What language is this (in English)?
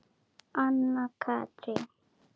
Icelandic